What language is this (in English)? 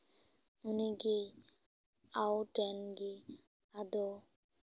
Santali